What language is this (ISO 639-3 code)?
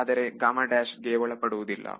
kan